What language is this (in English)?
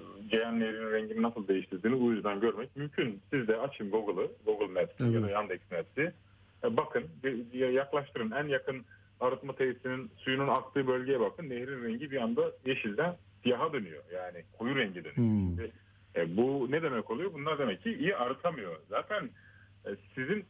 Turkish